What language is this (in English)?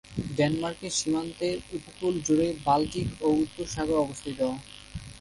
Bangla